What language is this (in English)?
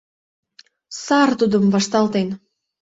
Mari